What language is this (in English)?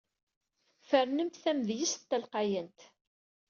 Kabyle